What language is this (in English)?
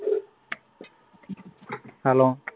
Punjabi